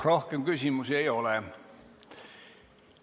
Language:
Estonian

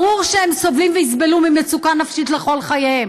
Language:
Hebrew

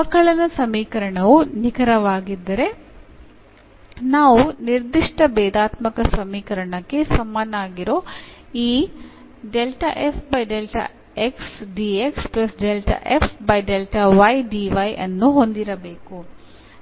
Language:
Kannada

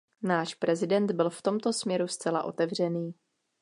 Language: Czech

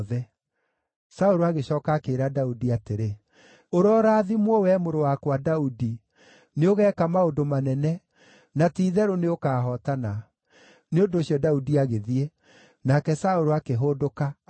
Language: Kikuyu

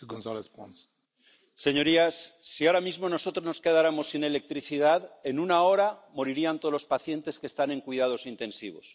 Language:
Spanish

